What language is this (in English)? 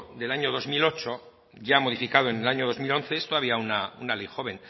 Spanish